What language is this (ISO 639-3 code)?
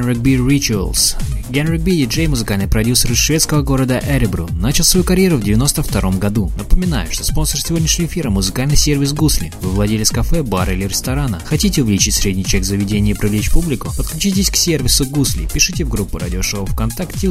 rus